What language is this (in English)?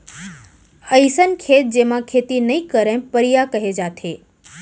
Chhattisgarhi